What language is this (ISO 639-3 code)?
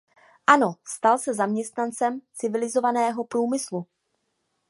ces